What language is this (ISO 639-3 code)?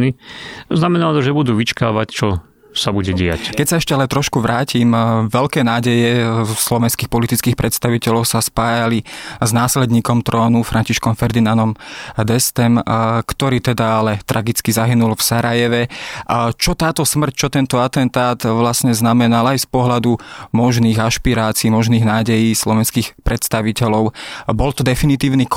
slk